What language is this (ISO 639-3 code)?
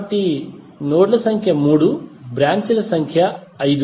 tel